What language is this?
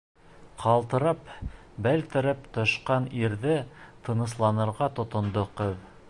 Bashkir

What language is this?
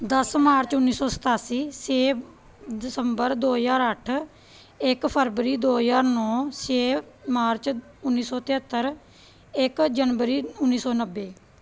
Punjabi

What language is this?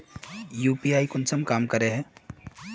Magahi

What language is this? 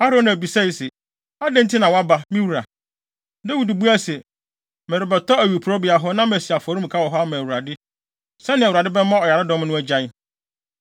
Akan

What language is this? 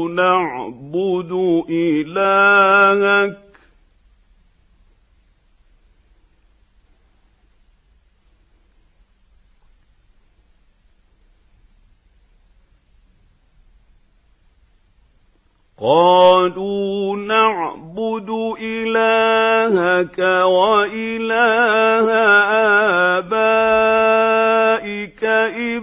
Arabic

